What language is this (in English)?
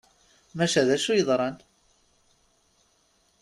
Kabyle